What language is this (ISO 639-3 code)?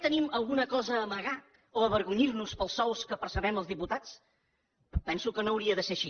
cat